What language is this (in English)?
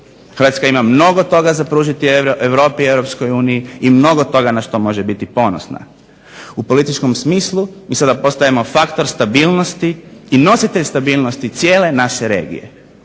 Croatian